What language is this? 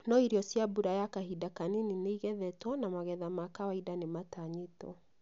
Kikuyu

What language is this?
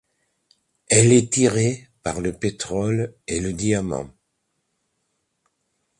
French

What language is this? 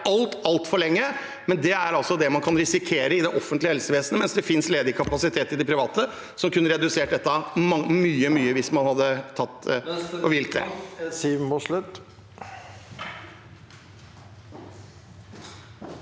Norwegian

